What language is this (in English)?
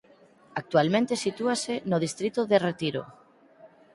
Galician